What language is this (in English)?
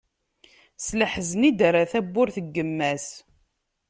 Kabyle